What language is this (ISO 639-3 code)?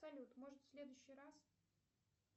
rus